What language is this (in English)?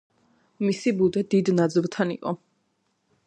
Georgian